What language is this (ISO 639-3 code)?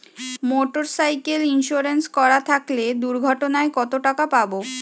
ben